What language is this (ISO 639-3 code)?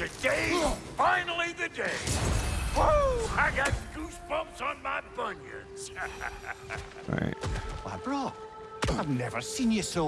eng